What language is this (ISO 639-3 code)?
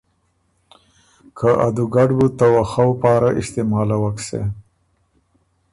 oru